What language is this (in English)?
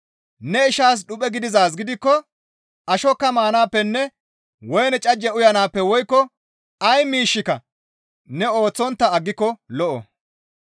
Gamo